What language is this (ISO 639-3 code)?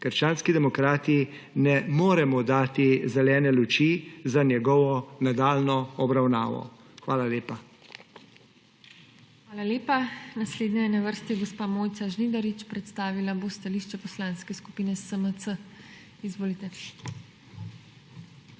slv